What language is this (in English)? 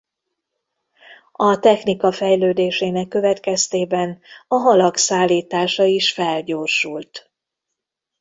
Hungarian